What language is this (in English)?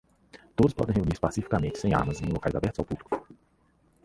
Portuguese